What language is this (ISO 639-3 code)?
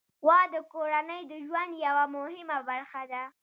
pus